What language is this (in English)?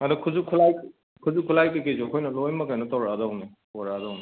Manipuri